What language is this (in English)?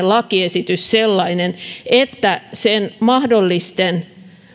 Finnish